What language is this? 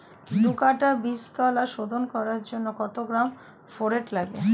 Bangla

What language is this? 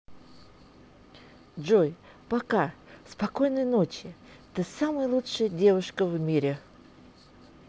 Russian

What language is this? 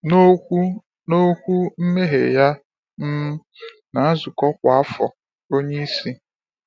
Igbo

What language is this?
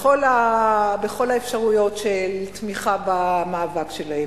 Hebrew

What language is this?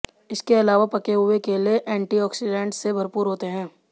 Hindi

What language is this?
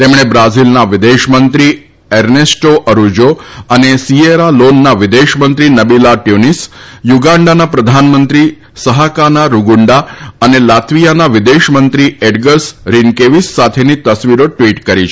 Gujarati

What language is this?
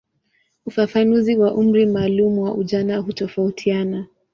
Swahili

